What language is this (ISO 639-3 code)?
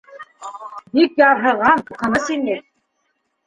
bak